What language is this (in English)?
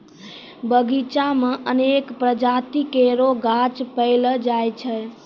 Maithili